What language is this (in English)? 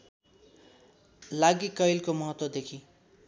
Nepali